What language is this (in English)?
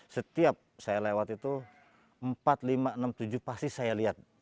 Indonesian